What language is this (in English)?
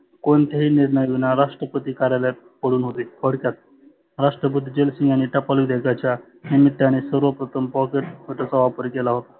Marathi